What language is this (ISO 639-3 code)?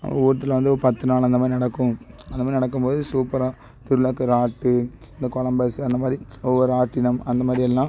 tam